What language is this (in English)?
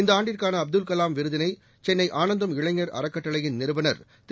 Tamil